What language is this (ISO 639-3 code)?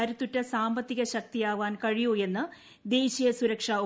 mal